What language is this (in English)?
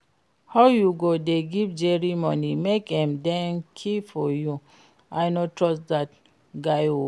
Nigerian Pidgin